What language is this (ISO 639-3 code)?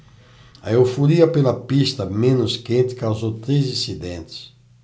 por